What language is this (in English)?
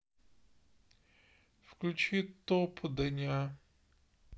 Russian